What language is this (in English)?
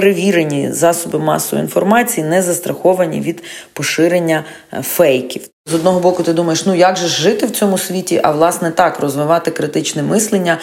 Ukrainian